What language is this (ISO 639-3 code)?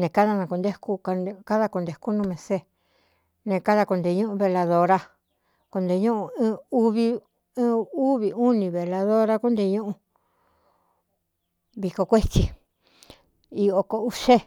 xtu